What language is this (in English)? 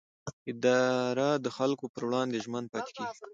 Pashto